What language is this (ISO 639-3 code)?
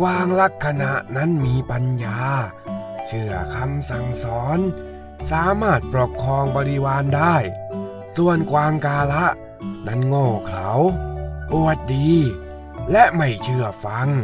tha